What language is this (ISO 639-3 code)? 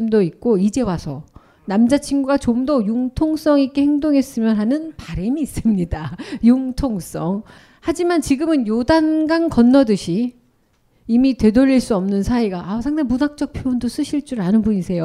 kor